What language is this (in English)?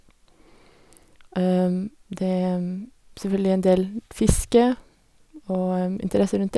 Norwegian